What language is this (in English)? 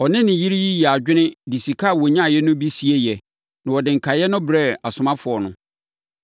Akan